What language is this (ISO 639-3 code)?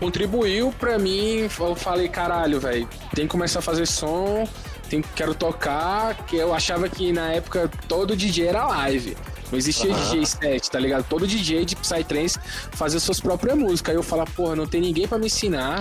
por